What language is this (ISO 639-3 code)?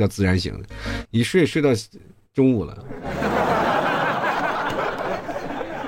zho